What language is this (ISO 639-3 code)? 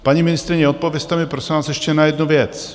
ces